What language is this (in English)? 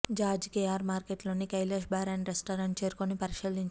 Telugu